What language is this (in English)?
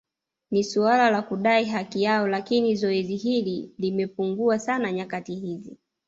Swahili